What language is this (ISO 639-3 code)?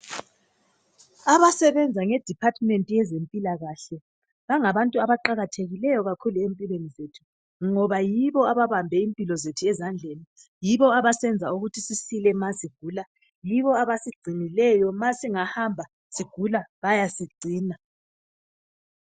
nde